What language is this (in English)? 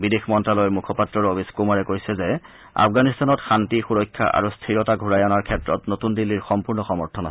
Assamese